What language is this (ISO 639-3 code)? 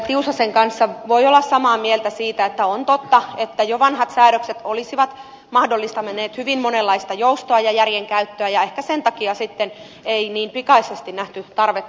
fin